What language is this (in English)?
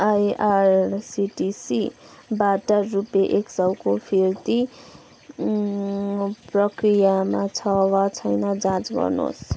Nepali